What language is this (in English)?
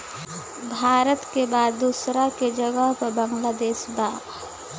Bhojpuri